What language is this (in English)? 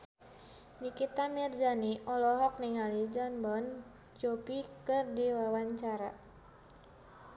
Sundanese